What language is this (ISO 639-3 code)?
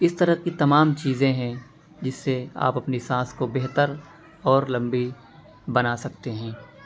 urd